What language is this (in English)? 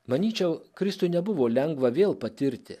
Lithuanian